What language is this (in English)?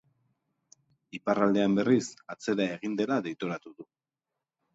Basque